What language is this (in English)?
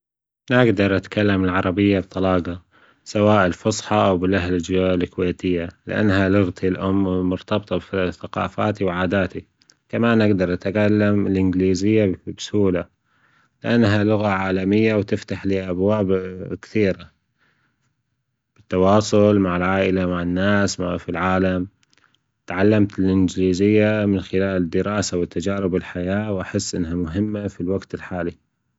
Gulf Arabic